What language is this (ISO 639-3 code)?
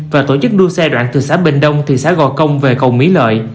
vie